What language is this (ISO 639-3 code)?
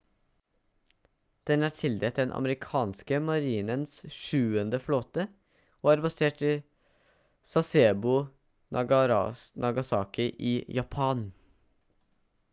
nob